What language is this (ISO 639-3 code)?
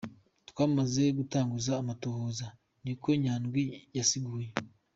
kin